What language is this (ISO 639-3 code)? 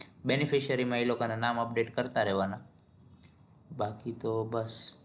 guj